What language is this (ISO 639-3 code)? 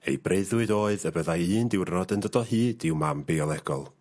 cym